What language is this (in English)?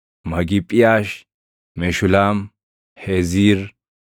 Oromo